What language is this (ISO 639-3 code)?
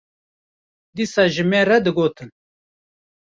kur